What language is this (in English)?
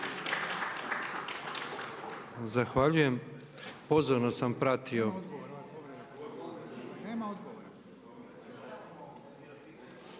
Croatian